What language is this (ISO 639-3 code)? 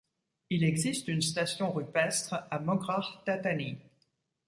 fra